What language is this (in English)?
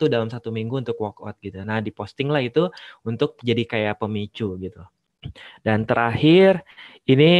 Indonesian